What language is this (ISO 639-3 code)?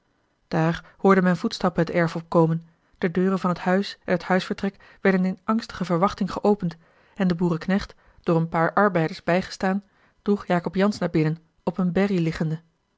nld